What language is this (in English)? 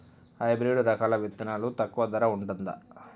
Telugu